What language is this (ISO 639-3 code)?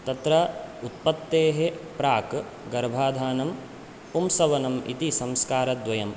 san